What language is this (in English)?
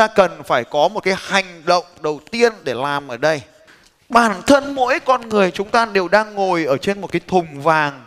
Vietnamese